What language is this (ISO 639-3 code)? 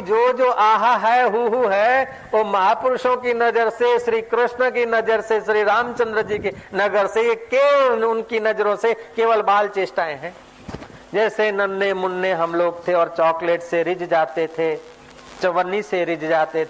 hin